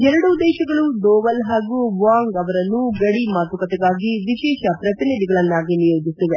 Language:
Kannada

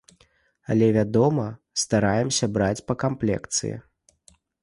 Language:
Belarusian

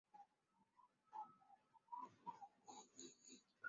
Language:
Chinese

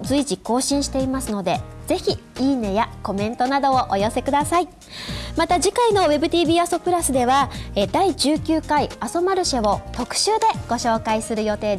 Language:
Japanese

